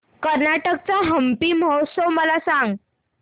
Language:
Marathi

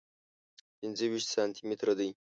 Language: Pashto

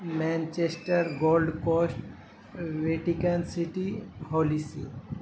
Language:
Urdu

